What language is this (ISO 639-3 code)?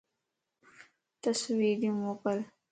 lss